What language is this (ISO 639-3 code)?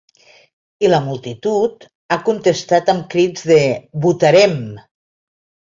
cat